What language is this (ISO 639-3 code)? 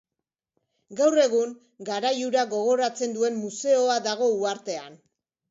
eus